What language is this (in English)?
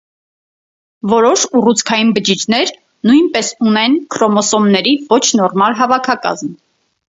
Armenian